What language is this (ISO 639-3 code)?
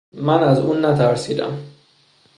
fas